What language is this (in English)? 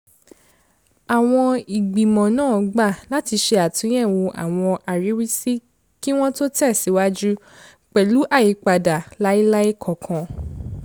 Yoruba